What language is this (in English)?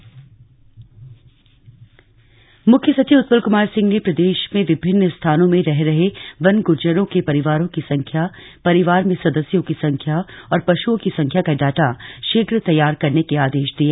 Hindi